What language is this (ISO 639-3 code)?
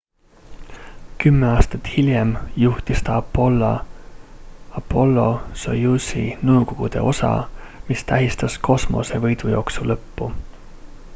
est